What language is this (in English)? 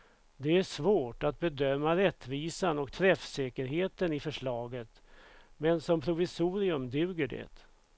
Swedish